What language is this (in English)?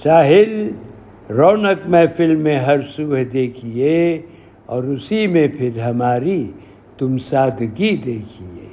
Urdu